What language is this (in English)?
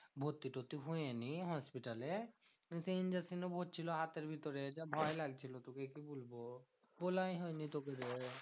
Bangla